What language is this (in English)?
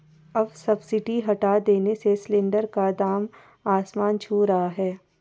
Hindi